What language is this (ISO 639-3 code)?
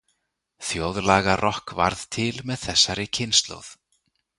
isl